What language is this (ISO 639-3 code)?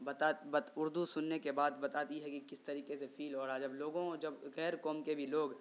urd